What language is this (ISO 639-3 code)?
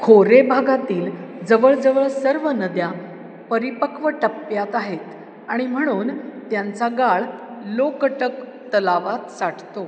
mar